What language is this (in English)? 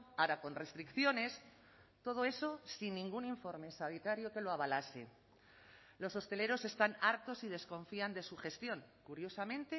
Spanish